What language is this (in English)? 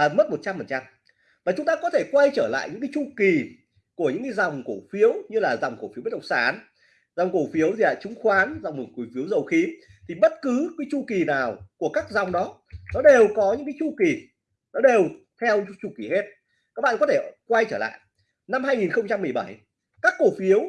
Vietnamese